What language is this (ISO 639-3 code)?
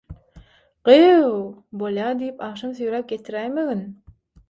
tuk